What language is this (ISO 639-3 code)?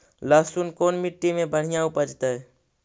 mag